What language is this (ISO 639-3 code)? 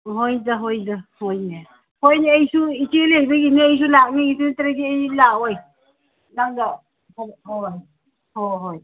mni